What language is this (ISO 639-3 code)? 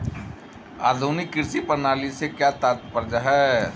hin